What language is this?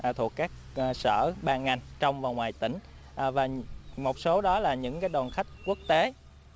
Vietnamese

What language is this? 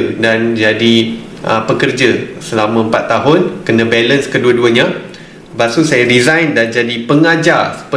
Malay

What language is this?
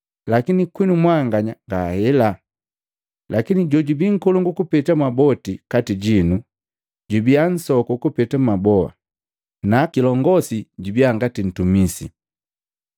Matengo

